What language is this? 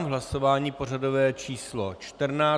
Czech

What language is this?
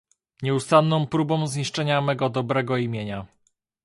Polish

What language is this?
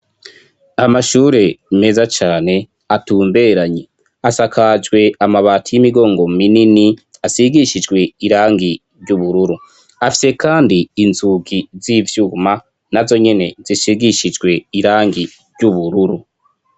Rundi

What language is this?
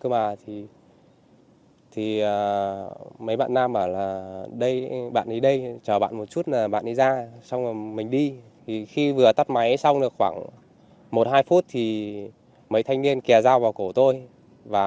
Vietnamese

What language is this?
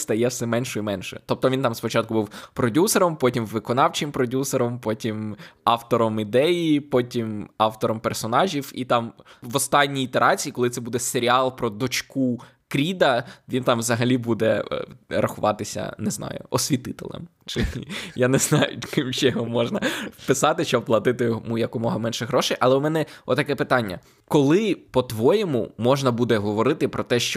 Ukrainian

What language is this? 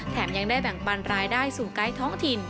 Thai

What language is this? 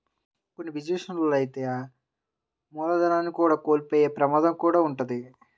Telugu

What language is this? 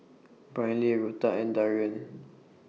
English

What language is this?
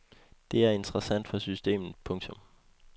Danish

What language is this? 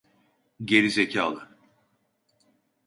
Turkish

